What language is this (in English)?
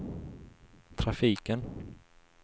Swedish